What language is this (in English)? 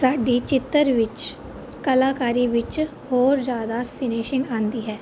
Punjabi